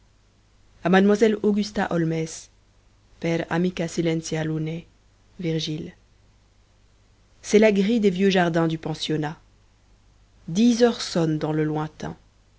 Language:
French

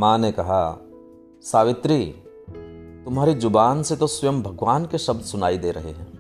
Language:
Hindi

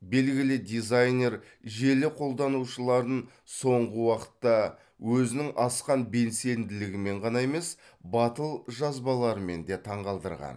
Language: Kazakh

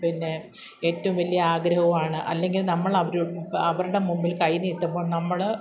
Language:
Malayalam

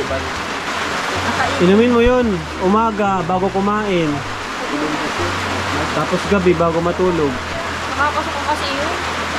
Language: Filipino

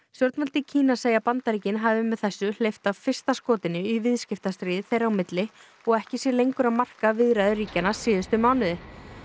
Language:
Icelandic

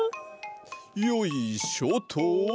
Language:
Japanese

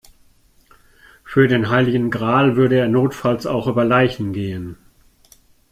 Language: German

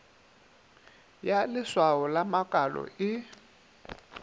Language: Northern Sotho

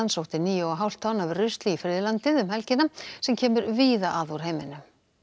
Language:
Icelandic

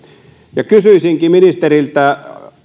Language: Finnish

